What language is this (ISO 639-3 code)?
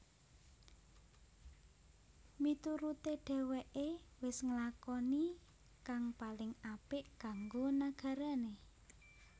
jav